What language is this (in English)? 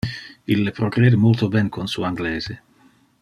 Interlingua